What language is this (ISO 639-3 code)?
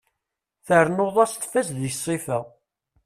kab